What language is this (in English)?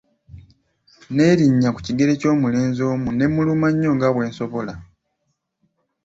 Ganda